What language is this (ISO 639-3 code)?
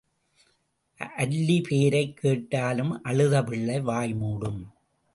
tam